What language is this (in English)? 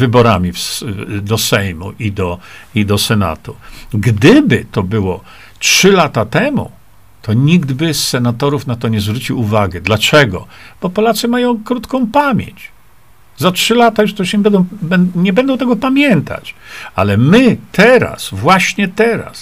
Polish